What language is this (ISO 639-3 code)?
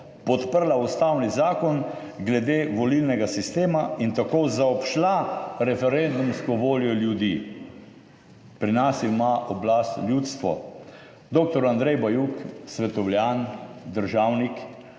slv